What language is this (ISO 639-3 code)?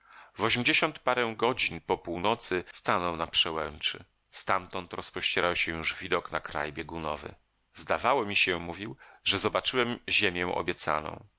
pol